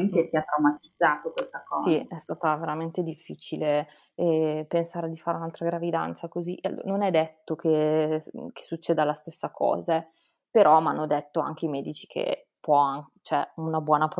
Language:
Italian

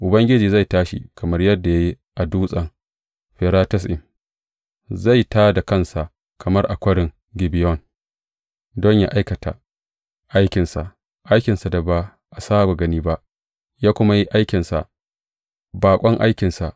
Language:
Hausa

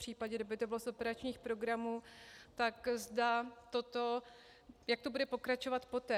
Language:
Czech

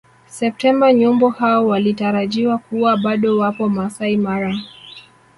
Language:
Swahili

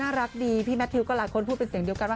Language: Thai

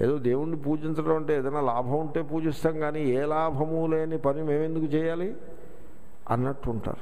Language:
Hindi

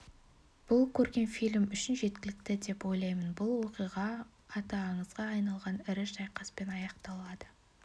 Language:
Kazakh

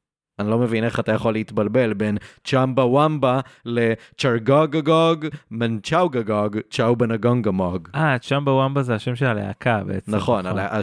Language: Hebrew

